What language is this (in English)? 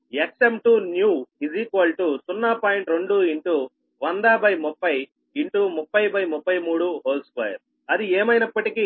Telugu